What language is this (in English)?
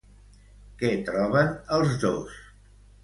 Catalan